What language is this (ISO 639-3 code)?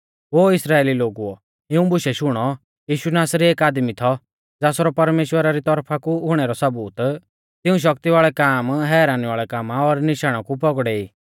bfz